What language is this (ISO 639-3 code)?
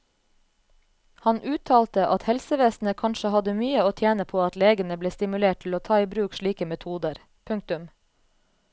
nor